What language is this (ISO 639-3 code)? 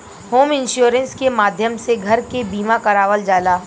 bho